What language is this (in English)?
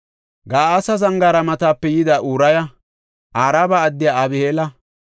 Gofa